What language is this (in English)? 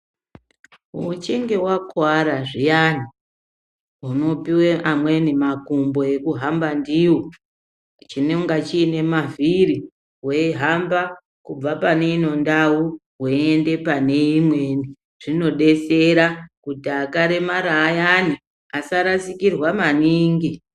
Ndau